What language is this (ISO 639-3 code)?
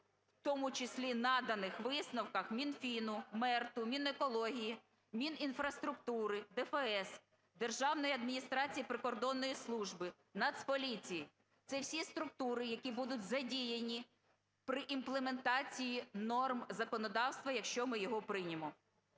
ukr